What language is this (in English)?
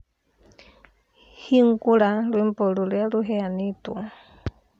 Kikuyu